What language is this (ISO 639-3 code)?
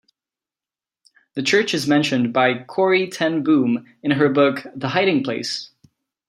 eng